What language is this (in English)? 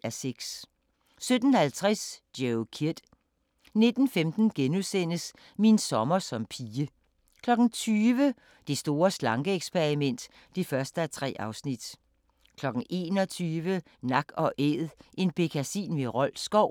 Danish